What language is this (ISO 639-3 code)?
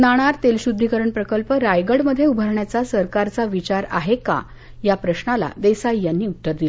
mar